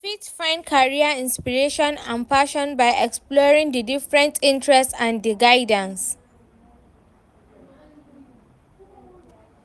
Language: Nigerian Pidgin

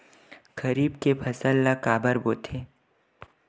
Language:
Chhattisgarhi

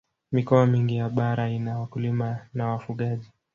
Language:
Swahili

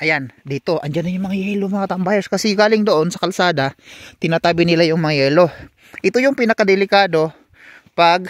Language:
Filipino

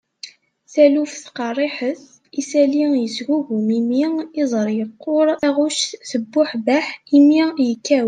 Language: Kabyle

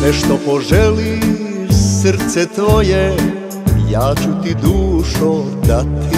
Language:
Romanian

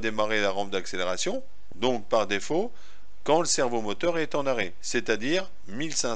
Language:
French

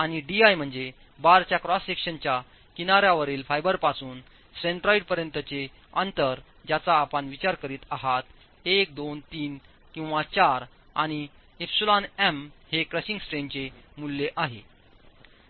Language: Marathi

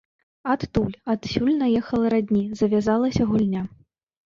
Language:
Belarusian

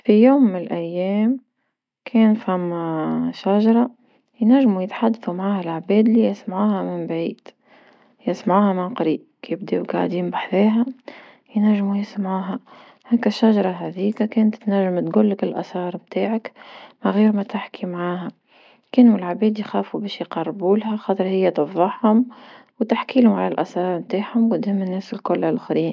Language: Tunisian Arabic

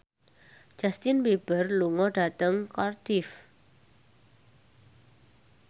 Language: Javanese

